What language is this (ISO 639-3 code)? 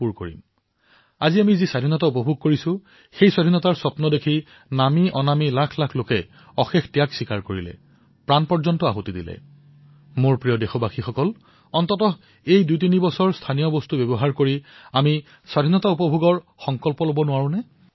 asm